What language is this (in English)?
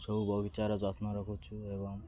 Odia